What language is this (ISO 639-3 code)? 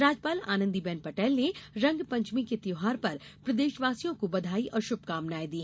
hin